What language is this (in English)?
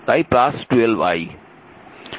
Bangla